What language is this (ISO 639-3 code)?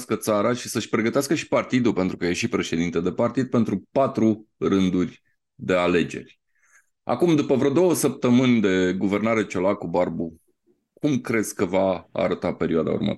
ron